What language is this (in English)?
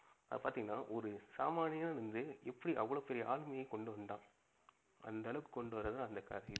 Tamil